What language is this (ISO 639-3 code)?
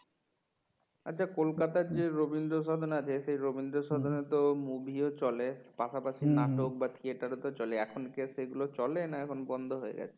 ben